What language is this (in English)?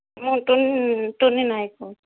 Odia